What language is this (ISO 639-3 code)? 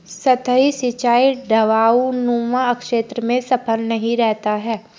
hin